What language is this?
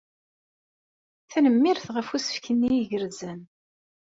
Kabyle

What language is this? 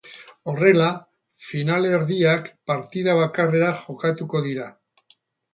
Basque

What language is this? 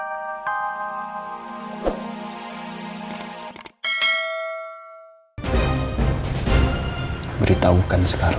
Indonesian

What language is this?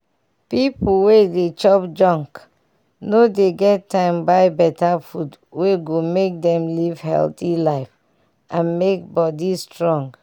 Nigerian Pidgin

